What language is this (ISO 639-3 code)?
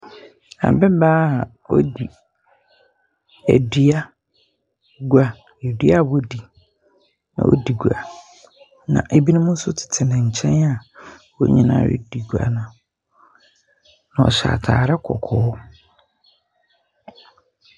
aka